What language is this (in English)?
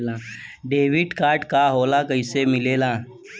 Bhojpuri